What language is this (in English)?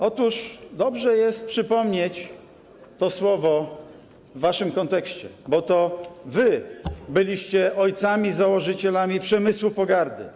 Polish